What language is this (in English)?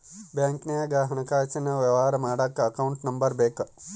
Kannada